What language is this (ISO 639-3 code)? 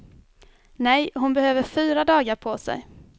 swe